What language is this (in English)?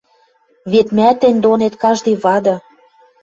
Western Mari